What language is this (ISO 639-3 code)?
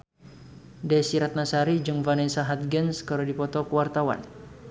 sun